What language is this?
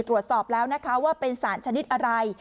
Thai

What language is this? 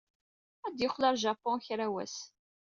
Kabyle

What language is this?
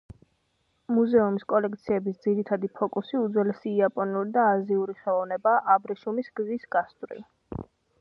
Georgian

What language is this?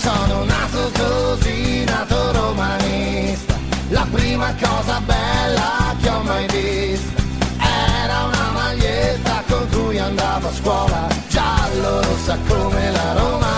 Italian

